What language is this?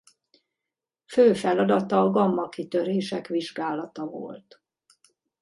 Hungarian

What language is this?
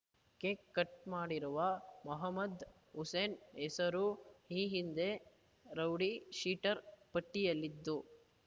Kannada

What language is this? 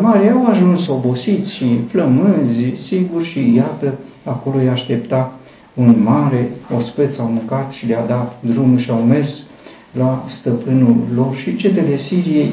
Romanian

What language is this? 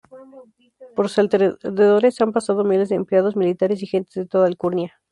Spanish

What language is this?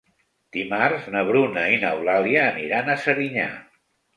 Catalan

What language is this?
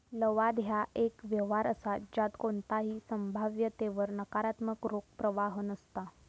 Marathi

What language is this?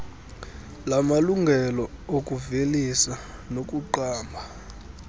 Xhosa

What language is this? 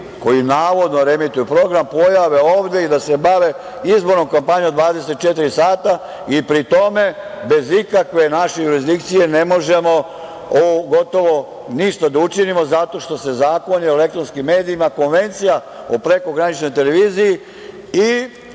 Serbian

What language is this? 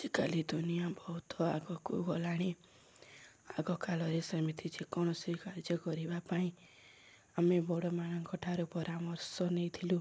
Odia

